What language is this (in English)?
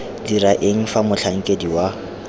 Tswana